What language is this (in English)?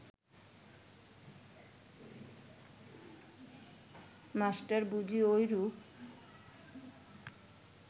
Bangla